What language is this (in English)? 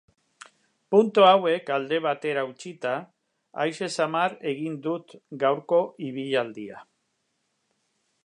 Basque